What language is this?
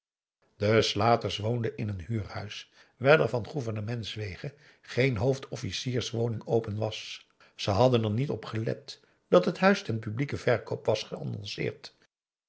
Dutch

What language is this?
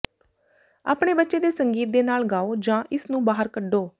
Punjabi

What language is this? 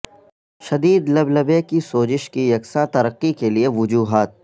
Urdu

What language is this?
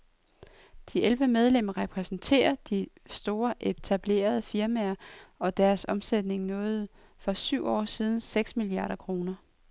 Danish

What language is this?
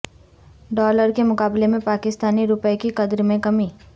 Urdu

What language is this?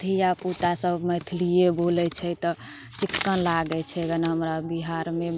Maithili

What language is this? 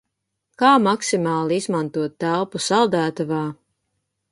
Latvian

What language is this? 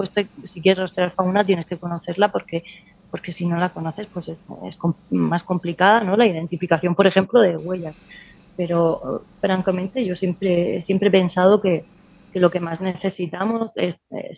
Spanish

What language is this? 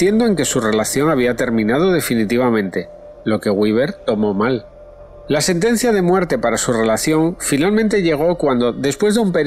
Spanish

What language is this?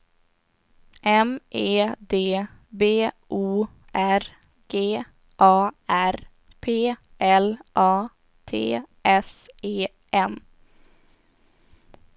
Swedish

